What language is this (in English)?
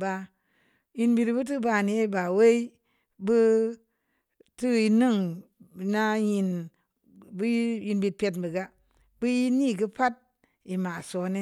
Samba Leko